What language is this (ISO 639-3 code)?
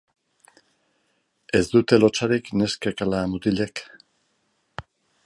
eus